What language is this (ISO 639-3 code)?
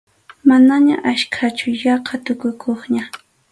qxu